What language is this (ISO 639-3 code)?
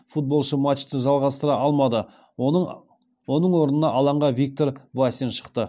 kaz